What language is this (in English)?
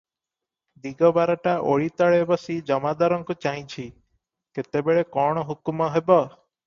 Odia